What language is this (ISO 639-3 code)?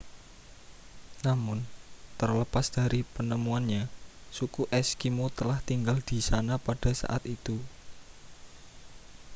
ind